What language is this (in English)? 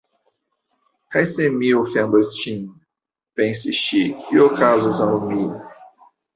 Esperanto